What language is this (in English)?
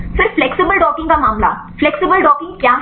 Hindi